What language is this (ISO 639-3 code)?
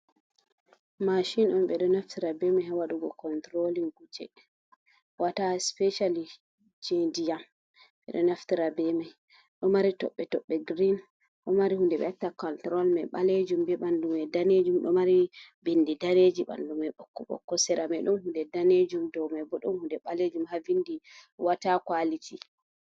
ful